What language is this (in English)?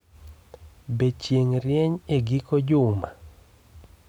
Luo (Kenya and Tanzania)